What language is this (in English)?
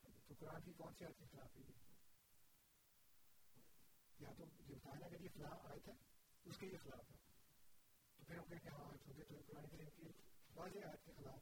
Urdu